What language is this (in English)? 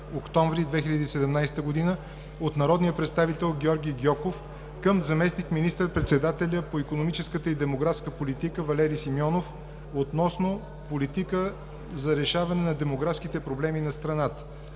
Bulgarian